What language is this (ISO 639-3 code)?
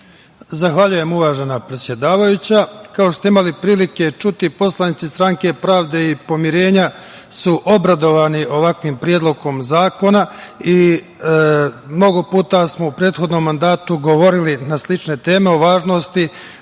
srp